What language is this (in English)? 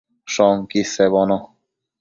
Matsés